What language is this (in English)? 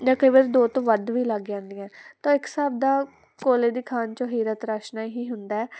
Punjabi